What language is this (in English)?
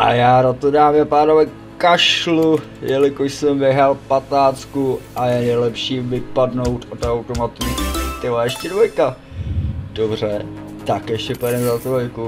Czech